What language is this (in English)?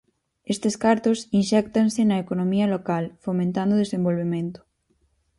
Galician